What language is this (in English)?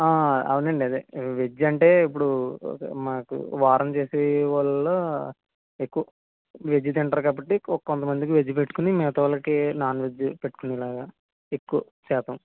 Telugu